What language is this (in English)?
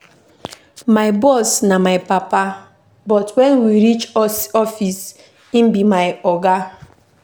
Nigerian Pidgin